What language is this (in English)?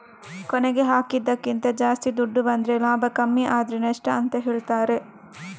Kannada